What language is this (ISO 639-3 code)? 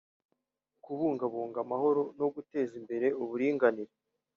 kin